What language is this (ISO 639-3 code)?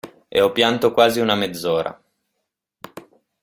ita